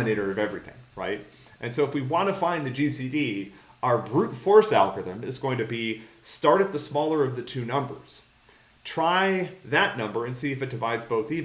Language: English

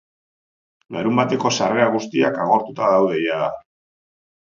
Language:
Basque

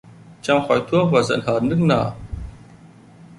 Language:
Vietnamese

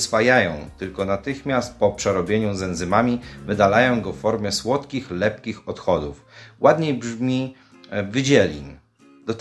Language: Polish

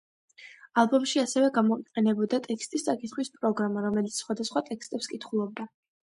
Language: Georgian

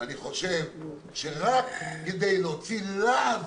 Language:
Hebrew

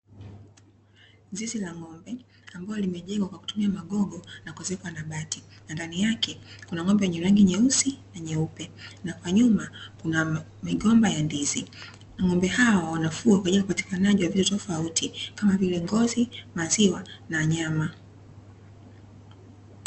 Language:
Swahili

